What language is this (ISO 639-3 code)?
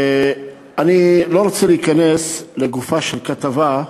heb